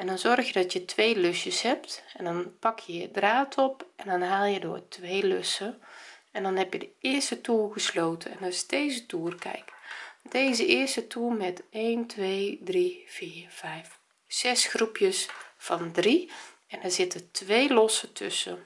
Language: Dutch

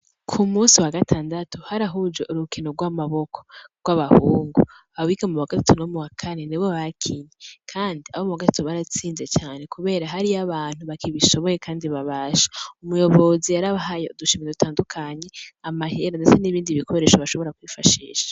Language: Rundi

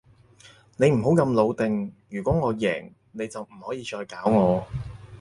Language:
Cantonese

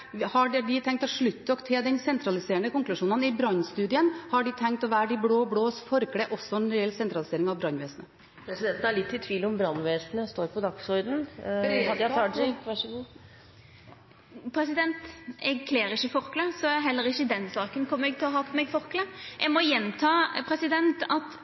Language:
Norwegian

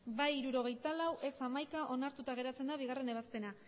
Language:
Basque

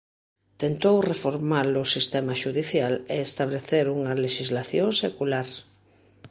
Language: Galician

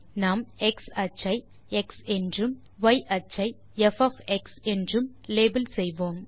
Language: Tamil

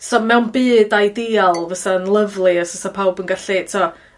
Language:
Welsh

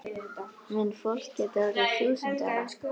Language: Icelandic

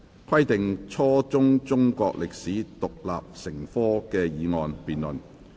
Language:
Cantonese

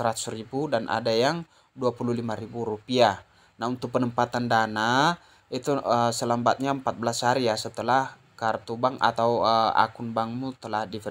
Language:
Indonesian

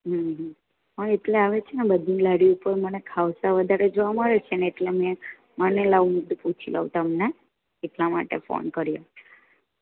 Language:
Gujarati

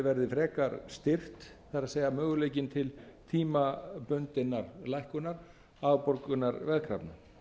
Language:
Icelandic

